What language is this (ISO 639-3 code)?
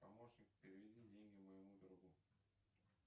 rus